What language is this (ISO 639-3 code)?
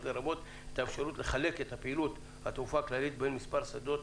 heb